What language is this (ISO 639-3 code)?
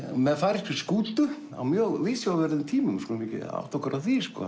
isl